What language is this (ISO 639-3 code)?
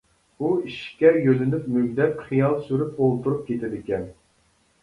uig